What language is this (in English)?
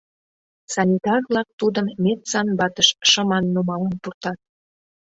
Mari